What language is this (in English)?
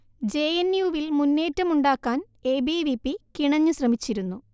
Malayalam